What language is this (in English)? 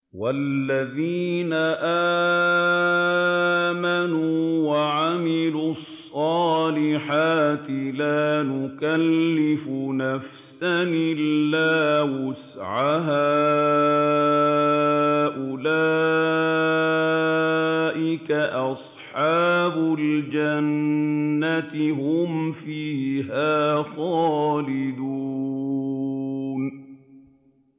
Arabic